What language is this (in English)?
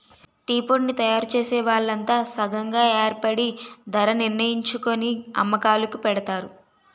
Telugu